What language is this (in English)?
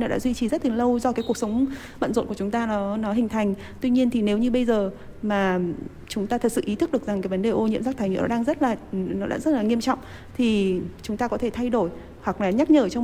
Vietnamese